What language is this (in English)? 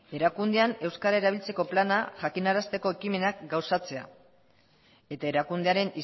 Basque